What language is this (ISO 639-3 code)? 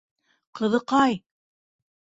bak